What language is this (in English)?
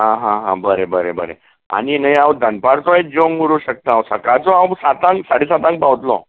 Konkani